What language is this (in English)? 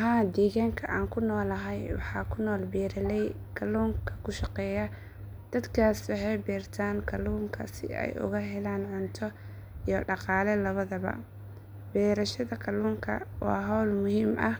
Somali